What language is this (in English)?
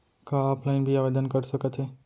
Chhattisgarhi